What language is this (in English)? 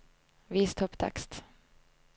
Norwegian